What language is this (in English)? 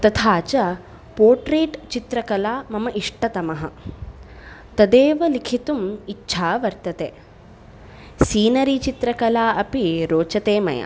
Sanskrit